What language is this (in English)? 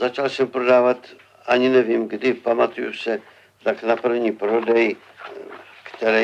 Czech